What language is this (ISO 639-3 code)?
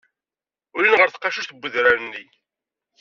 kab